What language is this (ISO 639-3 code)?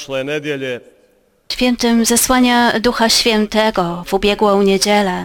pol